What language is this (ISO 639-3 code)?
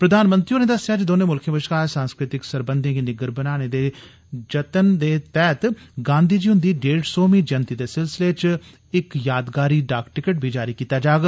doi